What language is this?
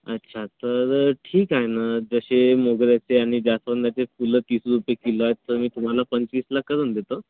Marathi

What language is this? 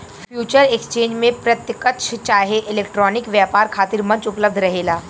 Bhojpuri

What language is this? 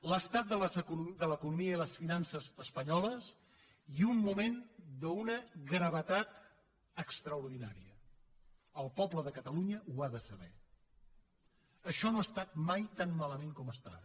Catalan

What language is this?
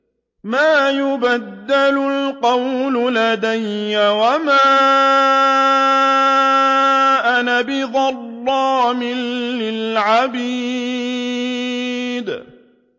Arabic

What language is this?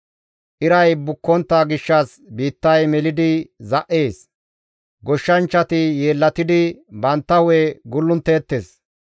Gamo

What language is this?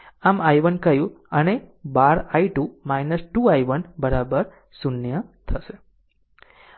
Gujarati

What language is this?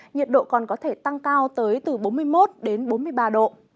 Vietnamese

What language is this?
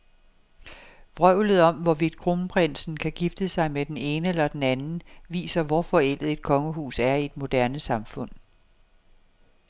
Danish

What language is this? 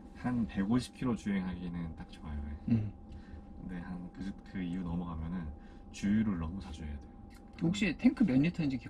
Korean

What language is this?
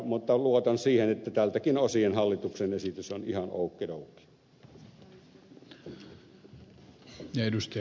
Finnish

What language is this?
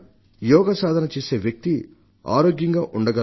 Telugu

